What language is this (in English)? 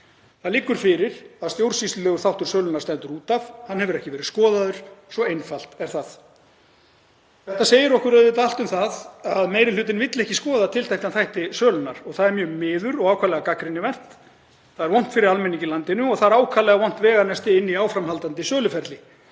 Icelandic